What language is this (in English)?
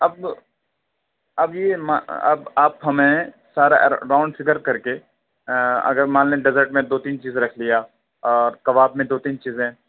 Urdu